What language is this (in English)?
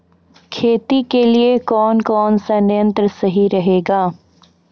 Maithili